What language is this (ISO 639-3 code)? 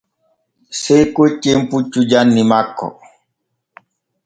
fue